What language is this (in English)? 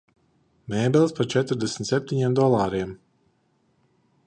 Latvian